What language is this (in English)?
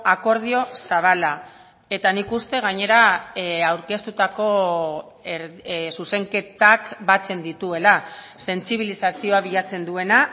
Basque